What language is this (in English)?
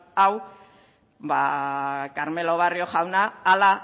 Basque